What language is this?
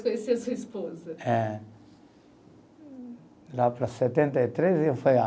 Portuguese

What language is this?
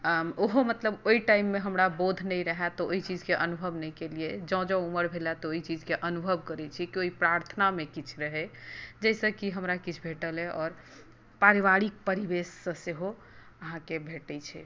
Maithili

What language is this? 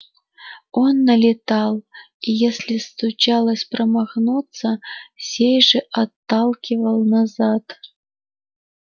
Russian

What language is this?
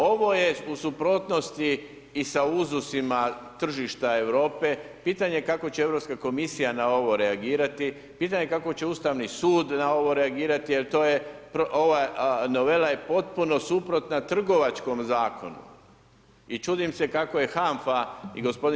Croatian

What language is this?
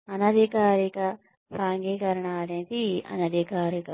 Telugu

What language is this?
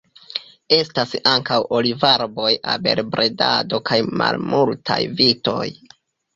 Esperanto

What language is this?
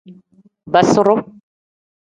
Tem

